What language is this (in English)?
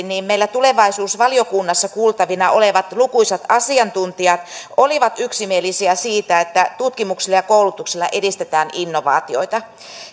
Finnish